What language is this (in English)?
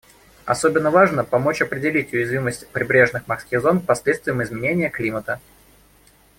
Russian